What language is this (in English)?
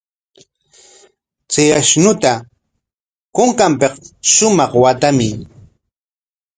Corongo Ancash Quechua